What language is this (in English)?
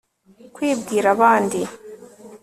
Kinyarwanda